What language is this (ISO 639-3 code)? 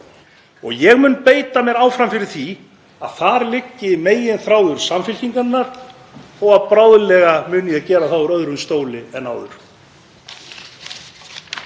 isl